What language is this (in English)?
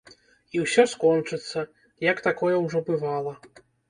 Belarusian